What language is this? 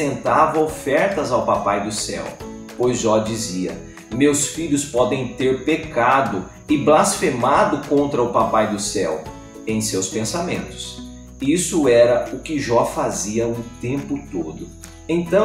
Portuguese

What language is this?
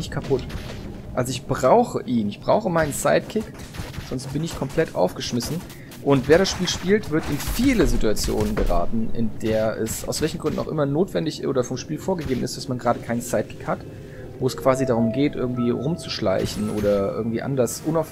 German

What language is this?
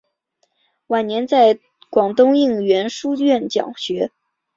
Chinese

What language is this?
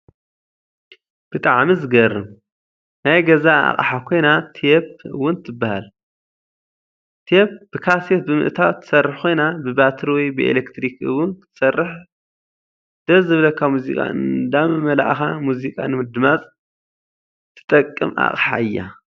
Tigrinya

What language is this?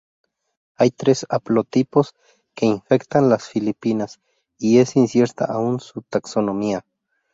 Spanish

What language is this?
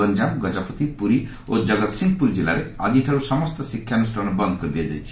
Odia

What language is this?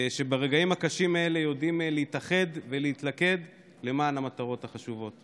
Hebrew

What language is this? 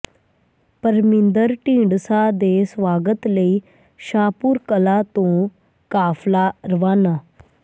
Punjabi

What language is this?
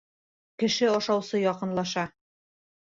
Bashkir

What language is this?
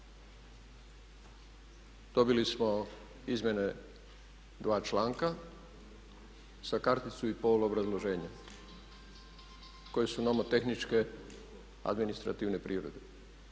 Croatian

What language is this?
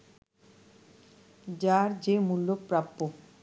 Bangla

